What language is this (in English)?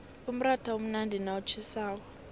South Ndebele